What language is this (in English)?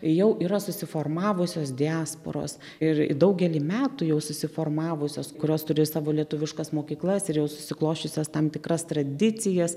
Lithuanian